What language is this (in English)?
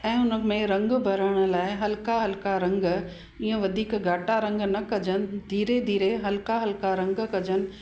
Sindhi